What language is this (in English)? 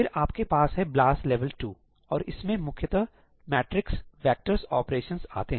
Hindi